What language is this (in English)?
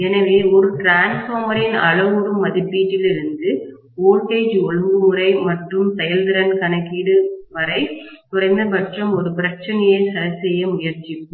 Tamil